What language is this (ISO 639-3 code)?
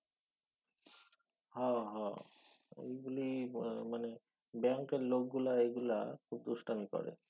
ben